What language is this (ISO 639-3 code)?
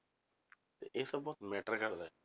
pan